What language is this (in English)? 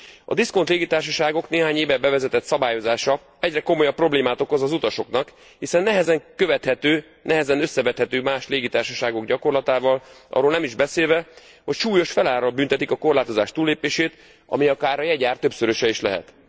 Hungarian